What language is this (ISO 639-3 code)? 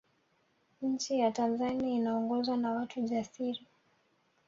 swa